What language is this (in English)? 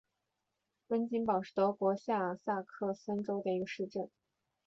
Chinese